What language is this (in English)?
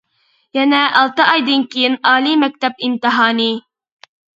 Uyghur